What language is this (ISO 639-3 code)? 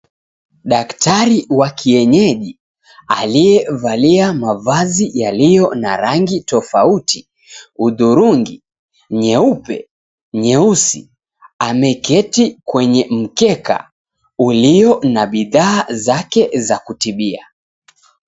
swa